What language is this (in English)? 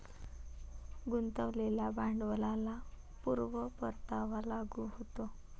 Marathi